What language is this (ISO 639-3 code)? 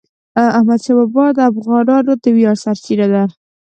pus